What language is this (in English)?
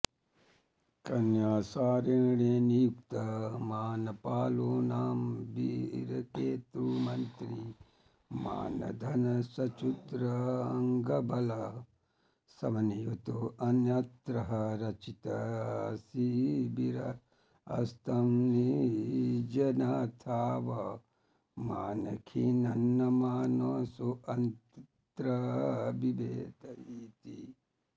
Sanskrit